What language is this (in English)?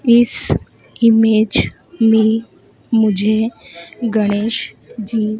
Hindi